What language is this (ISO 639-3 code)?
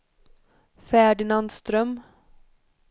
swe